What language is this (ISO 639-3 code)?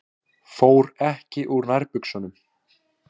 isl